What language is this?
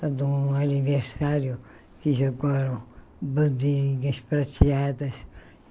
Portuguese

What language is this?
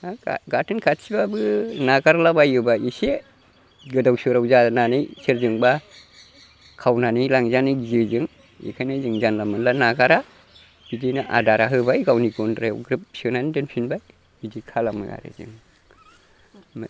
Bodo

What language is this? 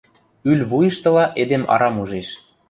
Western Mari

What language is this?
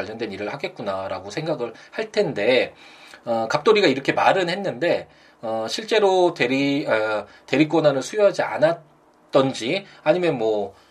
Korean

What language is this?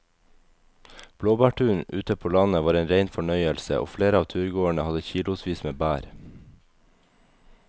Norwegian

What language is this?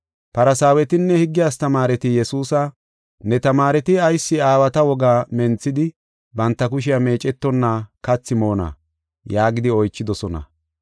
Gofa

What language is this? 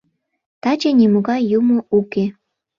Mari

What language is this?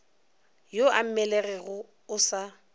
Northern Sotho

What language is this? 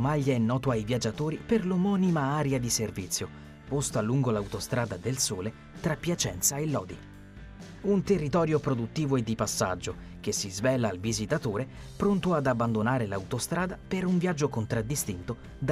Italian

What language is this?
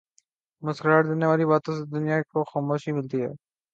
Urdu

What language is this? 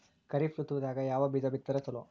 Kannada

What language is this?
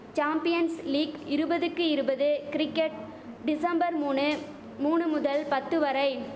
Tamil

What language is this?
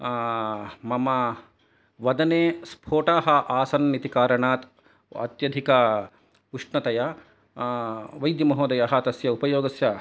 Sanskrit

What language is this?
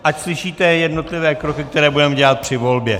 Czech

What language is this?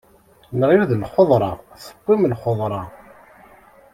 Kabyle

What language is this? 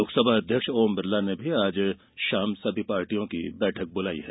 Hindi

